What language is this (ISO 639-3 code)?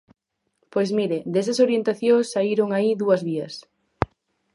glg